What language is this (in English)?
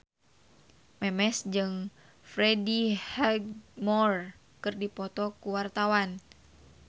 Sundanese